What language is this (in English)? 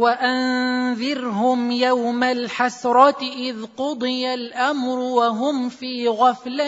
Arabic